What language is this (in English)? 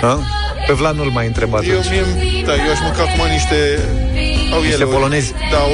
Romanian